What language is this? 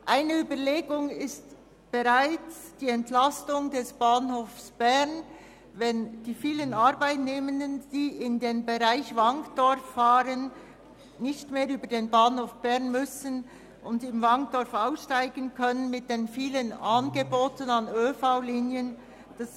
Swiss German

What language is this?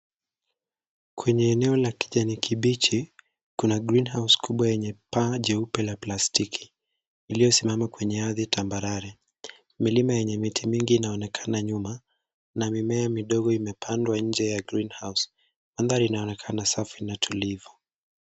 Swahili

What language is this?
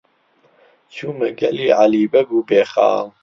Central Kurdish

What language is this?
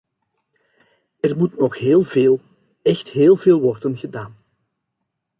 Dutch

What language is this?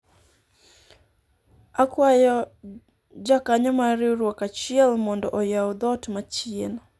Luo (Kenya and Tanzania)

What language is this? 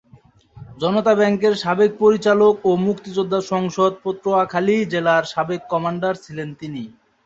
Bangla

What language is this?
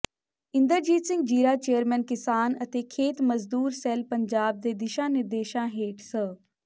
Punjabi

